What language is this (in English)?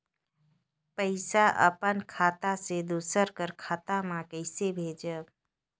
Chhattisgarhi